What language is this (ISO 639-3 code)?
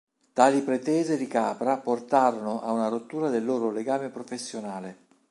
ita